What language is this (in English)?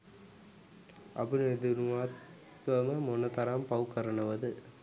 Sinhala